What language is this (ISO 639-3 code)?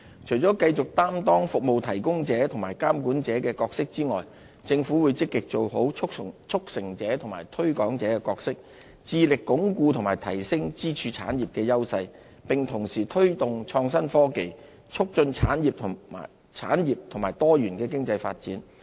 yue